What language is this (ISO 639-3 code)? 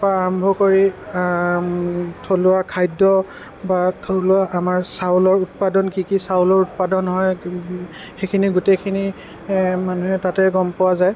asm